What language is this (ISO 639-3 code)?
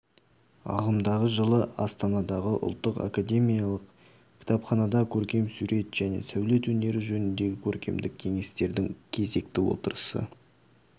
kaz